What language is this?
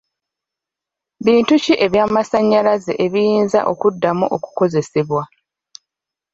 Ganda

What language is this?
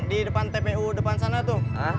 Indonesian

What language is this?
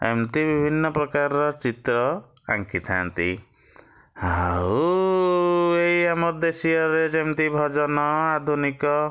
Odia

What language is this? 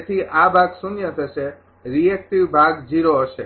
Gujarati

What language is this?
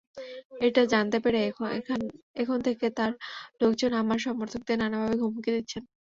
Bangla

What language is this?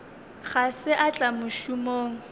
Northern Sotho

